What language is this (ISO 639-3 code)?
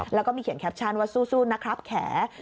tha